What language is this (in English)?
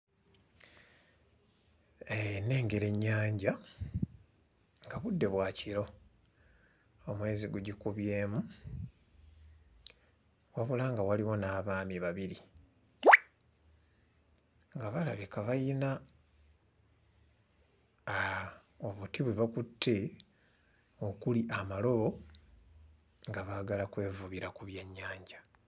Ganda